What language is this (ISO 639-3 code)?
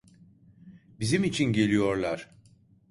tur